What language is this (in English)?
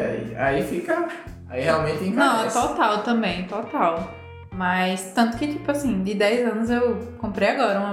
Portuguese